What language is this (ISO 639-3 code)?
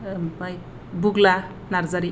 brx